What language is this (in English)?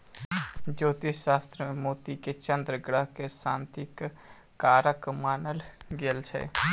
Maithili